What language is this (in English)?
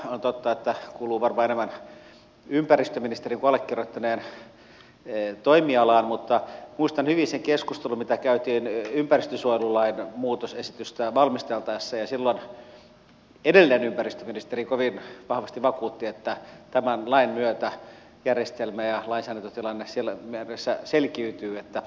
Finnish